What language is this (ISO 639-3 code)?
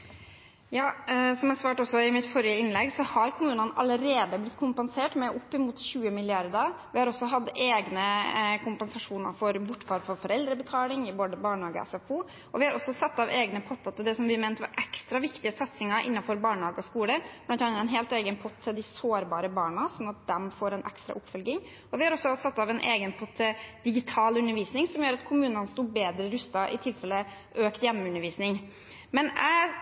nob